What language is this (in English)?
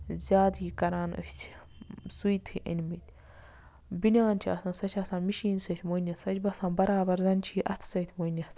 Kashmiri